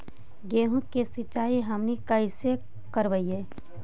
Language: Magahi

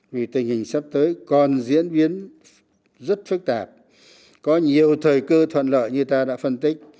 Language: Vietnamese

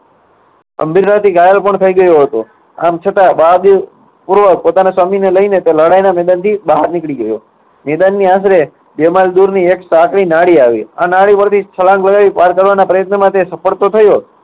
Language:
Gujarati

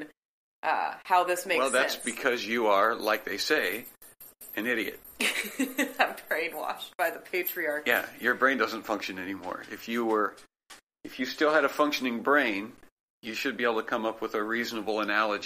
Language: English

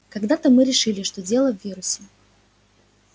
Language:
Russian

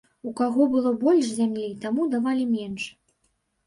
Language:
Belarusian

